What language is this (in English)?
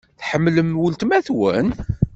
Kabyle